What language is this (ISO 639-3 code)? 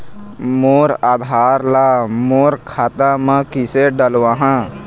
hne